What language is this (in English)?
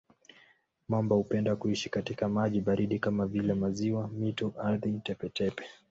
Swahili